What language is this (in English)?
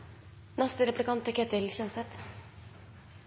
Norwegian Nynorsk